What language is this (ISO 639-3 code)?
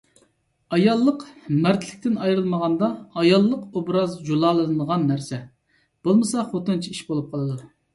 uig